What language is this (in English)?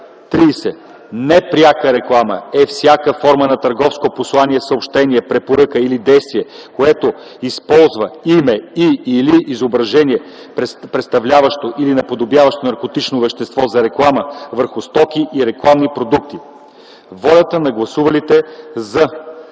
Bulgarian